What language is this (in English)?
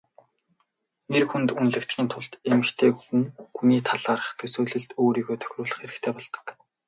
Mongolian